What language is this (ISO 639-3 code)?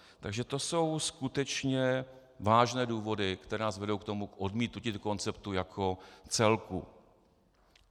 ces